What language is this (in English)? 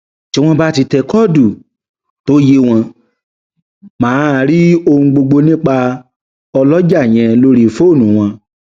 Yoruba